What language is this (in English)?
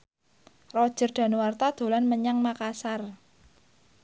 Javanese